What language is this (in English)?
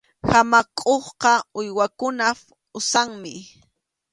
Arequipa-La Unión Quechua